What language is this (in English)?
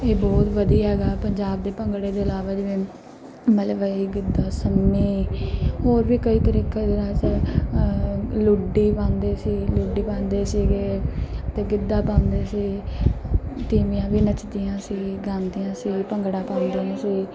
Punjabi